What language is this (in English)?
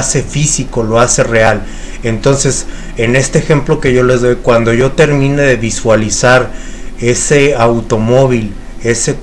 Spanish